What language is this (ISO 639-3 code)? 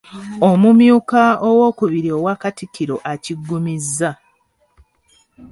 lug